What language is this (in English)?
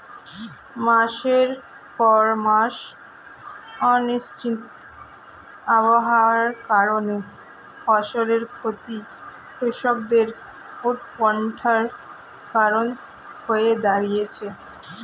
Bangla